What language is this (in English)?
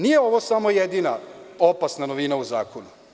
Serbian